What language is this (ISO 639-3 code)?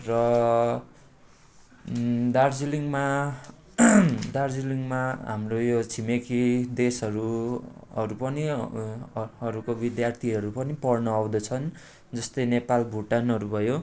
nep